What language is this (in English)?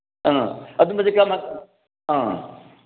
Manipuri